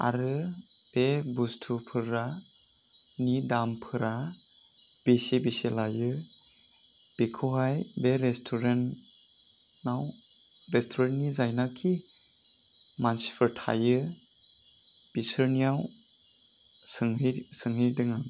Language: Bodo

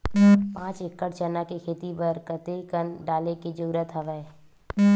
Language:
Chhattisgarhi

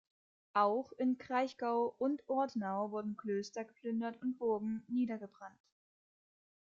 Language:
German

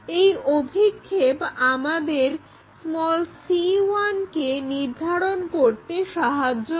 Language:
Bangla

